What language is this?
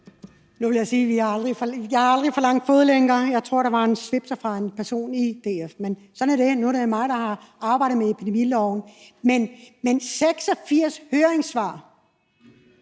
Danish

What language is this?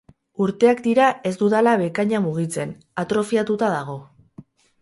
Basque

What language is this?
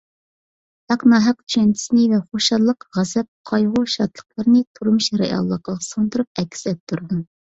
Uyghur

